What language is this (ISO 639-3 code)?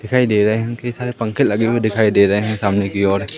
hin